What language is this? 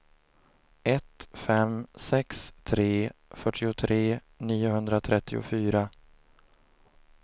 Swedish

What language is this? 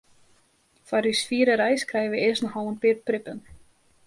Western Frisian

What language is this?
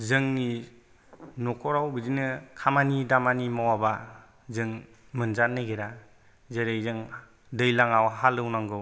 Bodo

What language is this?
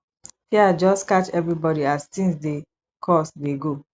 Nigerian Pidgin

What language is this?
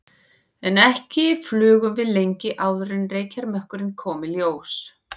Icelandic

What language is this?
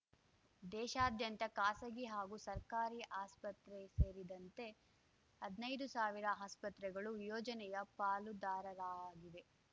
Kannada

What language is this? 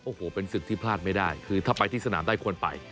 Thai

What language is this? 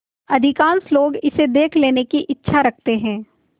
Hindi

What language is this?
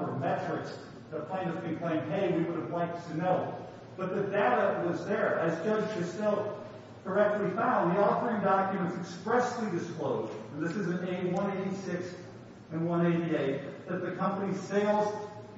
English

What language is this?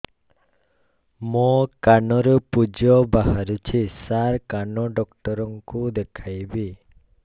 Odia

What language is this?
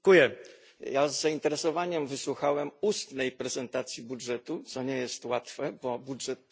Polish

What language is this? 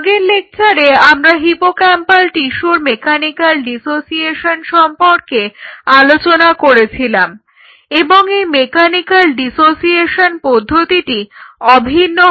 Bangla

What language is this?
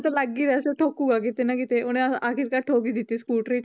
Punjabi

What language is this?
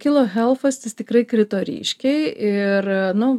Lithuanian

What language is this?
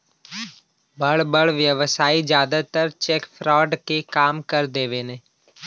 Bhojpuri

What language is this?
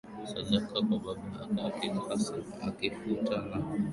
Swahili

